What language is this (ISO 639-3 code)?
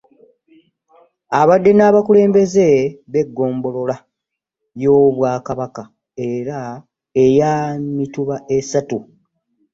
lug